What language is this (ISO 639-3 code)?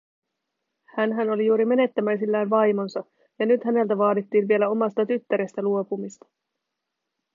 fin